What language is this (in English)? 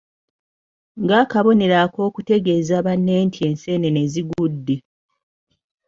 Ganda